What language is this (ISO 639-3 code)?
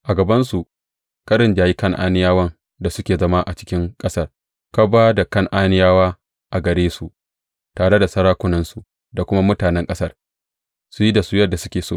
hau